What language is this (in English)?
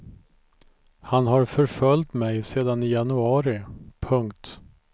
Swedish